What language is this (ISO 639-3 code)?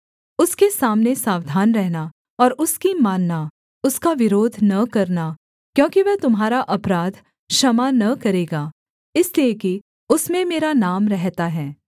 hin